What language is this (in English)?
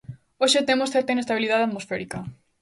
Galician